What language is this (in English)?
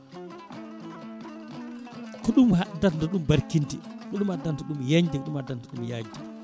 Fula